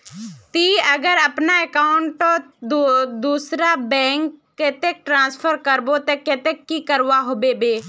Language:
Magahi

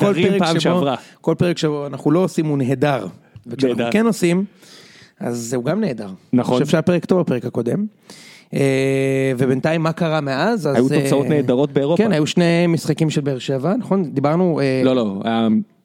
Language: Hebrew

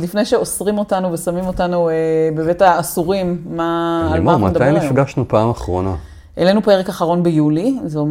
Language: Hebrew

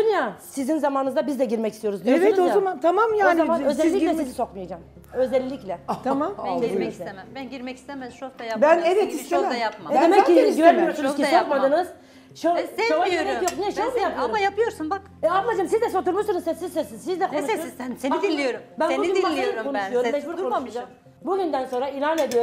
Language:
Turkish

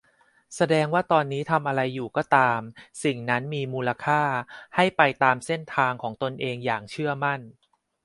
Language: Thai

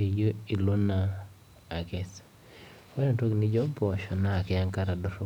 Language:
Masai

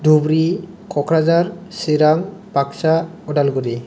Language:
Bodo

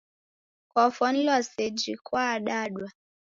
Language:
Taita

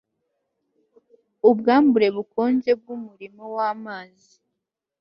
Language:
Kinyarwanda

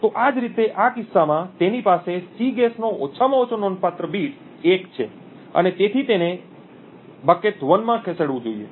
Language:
Gujarati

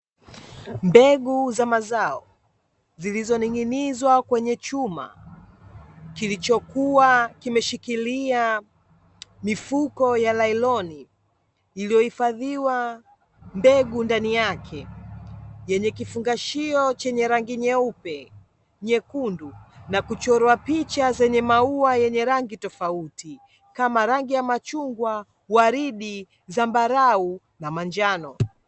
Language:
Swahili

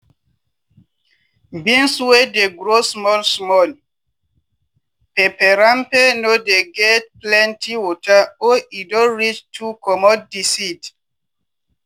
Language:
Nigerian Pidgin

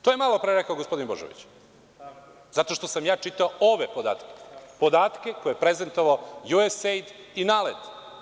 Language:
Serbian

